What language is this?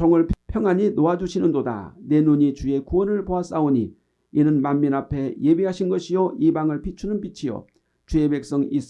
Korean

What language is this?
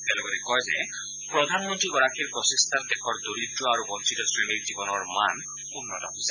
Assamese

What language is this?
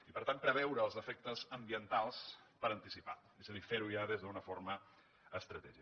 Catalan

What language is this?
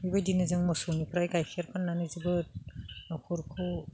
Bodo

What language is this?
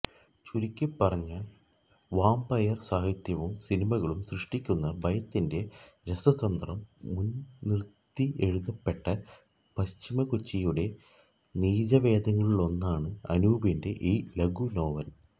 Malayalam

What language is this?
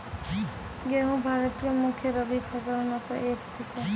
Maithili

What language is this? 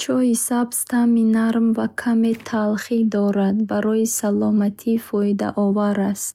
Bukharic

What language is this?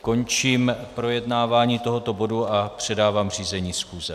Czech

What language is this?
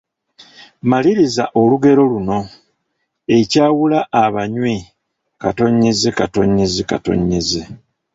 Ganda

